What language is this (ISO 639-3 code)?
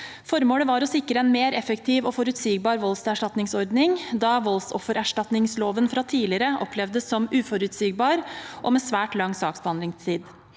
nor